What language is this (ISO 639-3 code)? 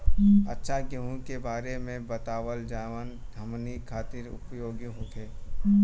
bho